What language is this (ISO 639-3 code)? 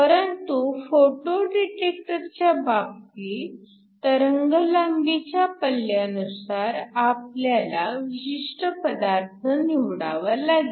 mar